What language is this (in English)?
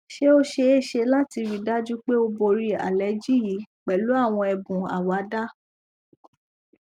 Yoruba